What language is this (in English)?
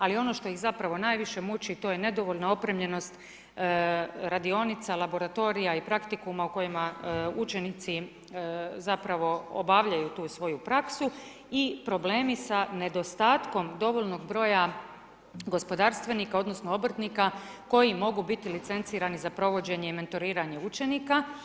Croatian